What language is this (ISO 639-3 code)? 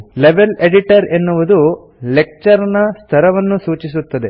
kan